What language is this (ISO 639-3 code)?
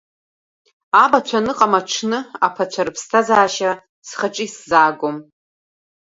abk